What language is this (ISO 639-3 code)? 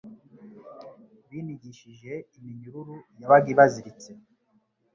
kin